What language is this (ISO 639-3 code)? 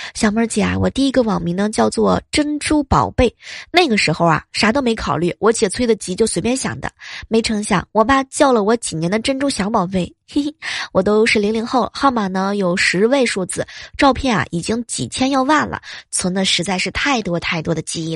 zho